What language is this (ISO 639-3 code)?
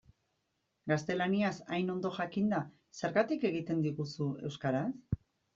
eus